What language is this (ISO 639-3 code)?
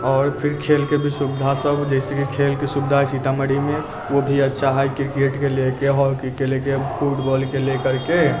mai